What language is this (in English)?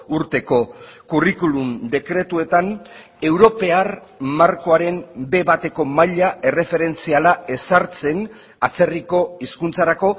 Basque